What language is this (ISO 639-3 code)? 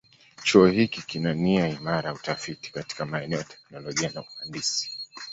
swa